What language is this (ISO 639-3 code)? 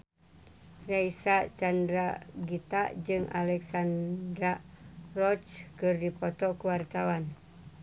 sun